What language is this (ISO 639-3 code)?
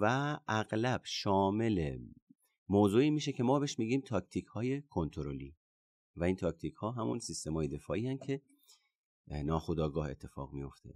fas